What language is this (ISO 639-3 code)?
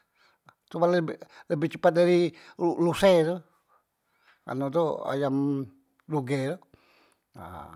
mui